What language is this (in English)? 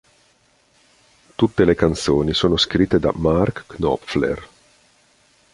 Italian